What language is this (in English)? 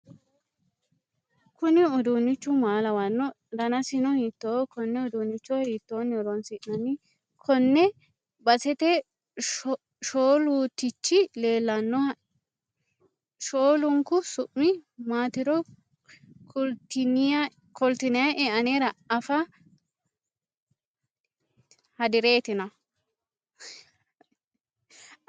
Sidamo